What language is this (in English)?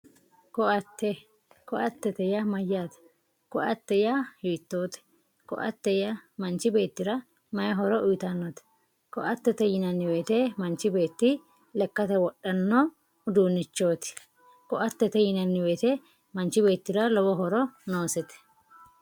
Sidamo